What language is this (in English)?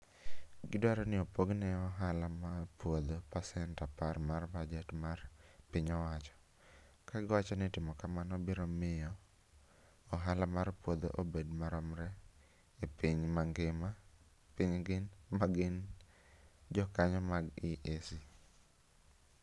Luo (Kenya and Tanzania)